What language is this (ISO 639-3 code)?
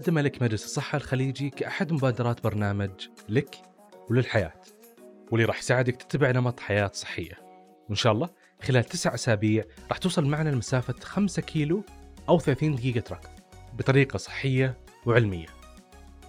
ara